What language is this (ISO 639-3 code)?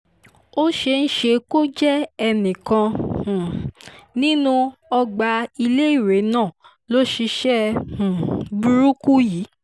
yor